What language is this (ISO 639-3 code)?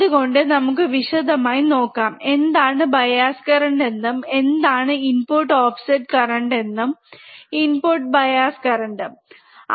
mal